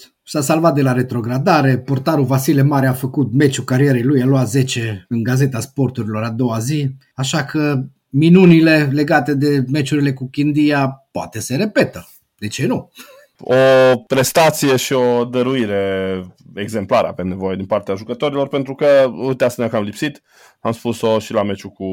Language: Romanian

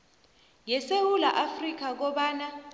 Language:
South Ndebele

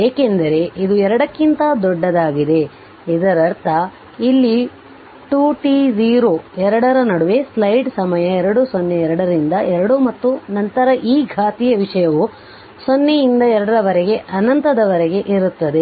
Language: Kannada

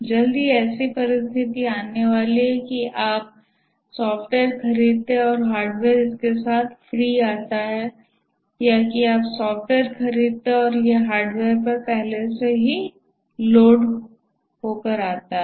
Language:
Hindi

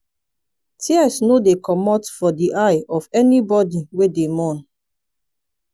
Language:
Nigerian Pidgin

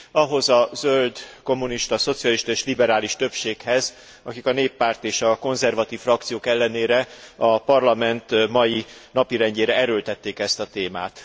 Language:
Hungarian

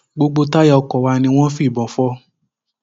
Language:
Yoruba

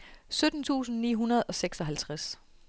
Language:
Danish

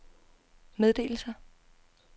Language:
Danish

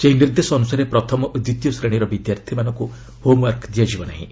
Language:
Odia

